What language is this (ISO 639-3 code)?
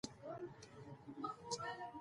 pus